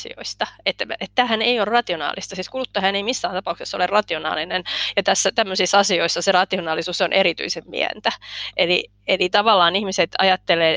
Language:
Finnish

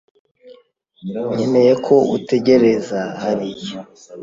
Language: Kinyarwanda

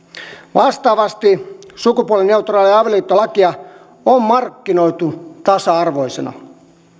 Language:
Finnish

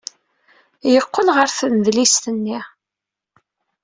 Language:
Kabyle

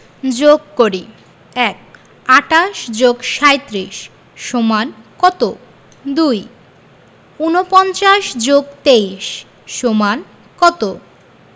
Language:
Bangla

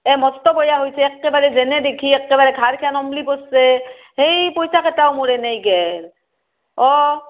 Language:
Assamese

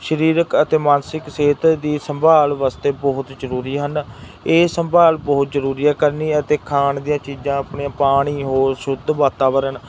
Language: Punjabi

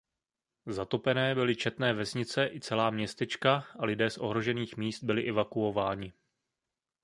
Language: Czech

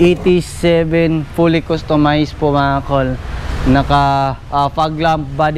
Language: Filipino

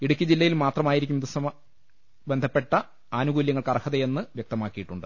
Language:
Malayalam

